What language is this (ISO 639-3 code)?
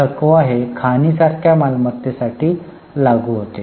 mar